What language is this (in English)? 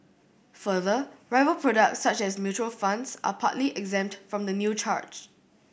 English